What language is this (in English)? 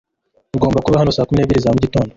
Kinyarwanda